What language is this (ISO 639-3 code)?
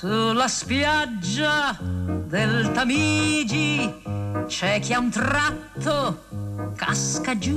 ita